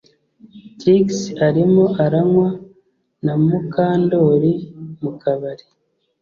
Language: Kinyarwanda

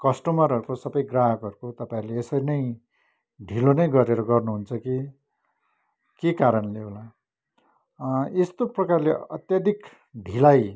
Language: Nepali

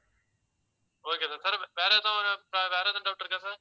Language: Tamil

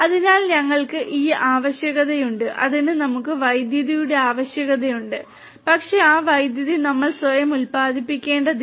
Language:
Malayalam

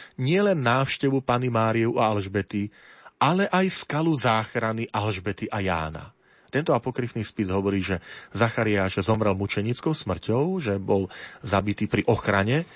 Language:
Slovak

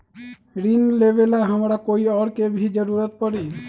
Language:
Magahi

